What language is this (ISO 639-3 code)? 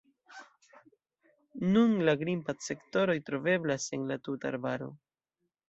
epo